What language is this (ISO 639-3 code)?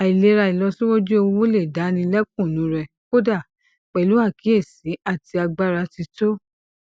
yor